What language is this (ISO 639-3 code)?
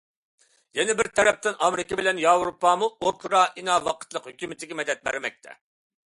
uig